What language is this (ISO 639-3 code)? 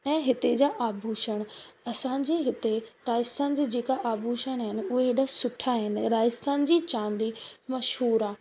snd